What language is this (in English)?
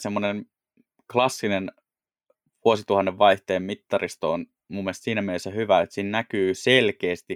Finnish